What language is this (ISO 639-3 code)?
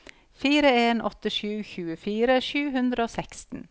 nor